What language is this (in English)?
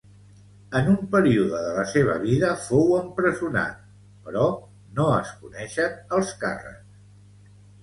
Catalan